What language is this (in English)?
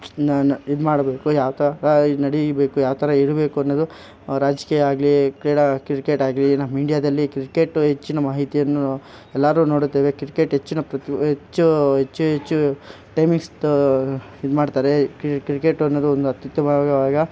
Kannada